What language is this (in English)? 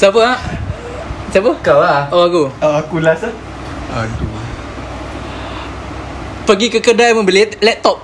Malay